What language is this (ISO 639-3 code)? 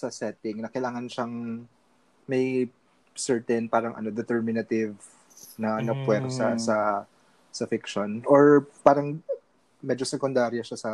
fil